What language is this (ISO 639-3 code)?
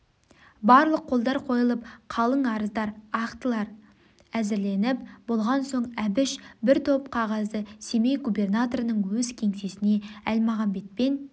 kaz